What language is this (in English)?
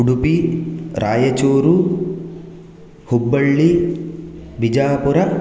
Sanskrit